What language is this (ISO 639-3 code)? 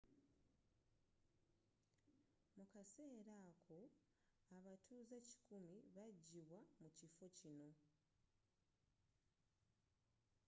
lug